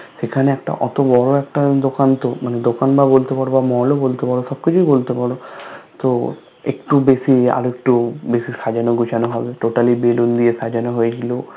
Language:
Bangla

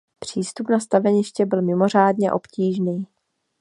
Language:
Czech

